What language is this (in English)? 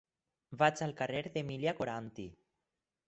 Catalan